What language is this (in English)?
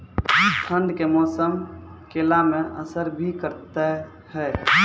Maithili